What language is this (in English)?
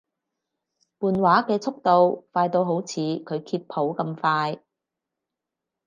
Cantonese